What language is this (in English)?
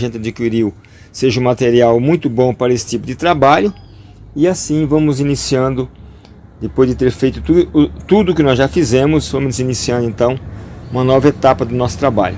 Portuguese